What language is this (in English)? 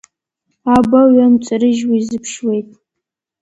Abkhazian